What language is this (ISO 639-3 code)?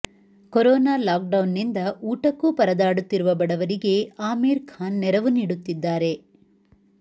kan